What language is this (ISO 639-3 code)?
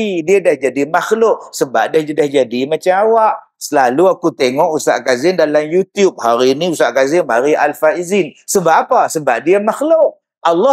msa